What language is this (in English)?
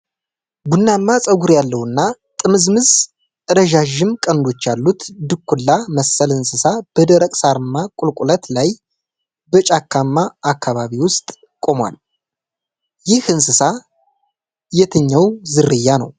Amharic